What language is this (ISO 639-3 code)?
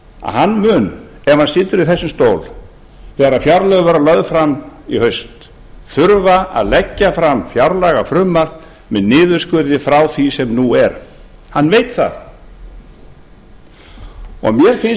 isl